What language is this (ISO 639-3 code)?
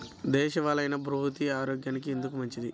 tel